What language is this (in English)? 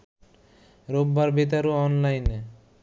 Bangla